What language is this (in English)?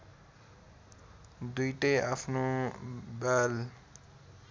Nepali